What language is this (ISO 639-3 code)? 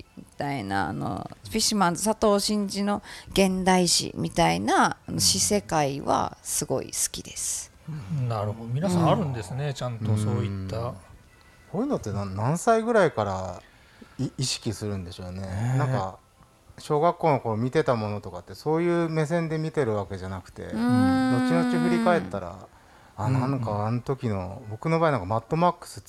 jpn